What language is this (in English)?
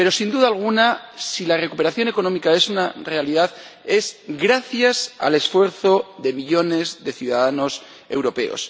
Spanish